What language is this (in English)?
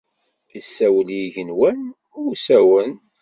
Kabyle